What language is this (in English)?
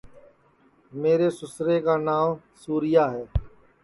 Sansi